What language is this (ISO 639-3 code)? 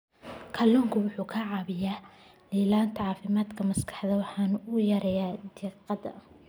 som